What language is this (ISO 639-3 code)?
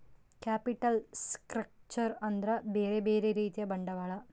kan